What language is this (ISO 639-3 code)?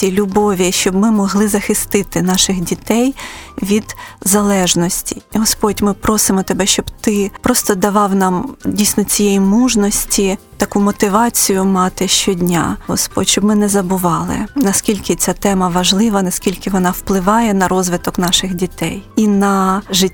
ukr